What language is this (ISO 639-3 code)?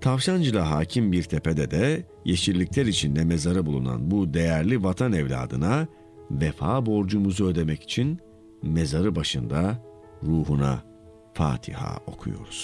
tur